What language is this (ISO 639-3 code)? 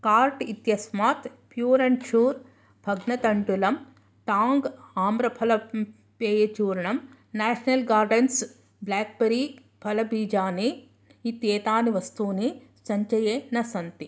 san